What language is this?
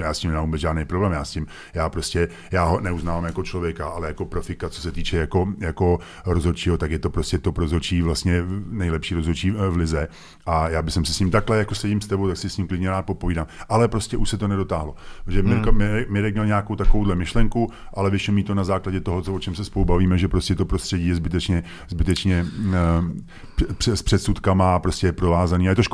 Czech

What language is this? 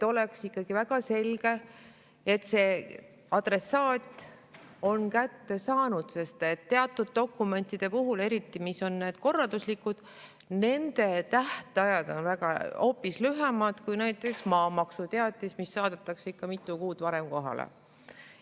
Estonian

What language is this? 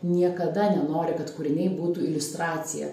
Lithuanian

